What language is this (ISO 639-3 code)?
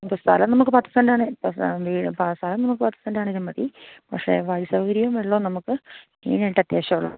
mal